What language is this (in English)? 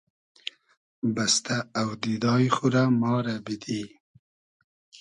Hazaragi